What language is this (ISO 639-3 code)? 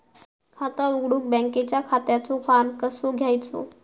mar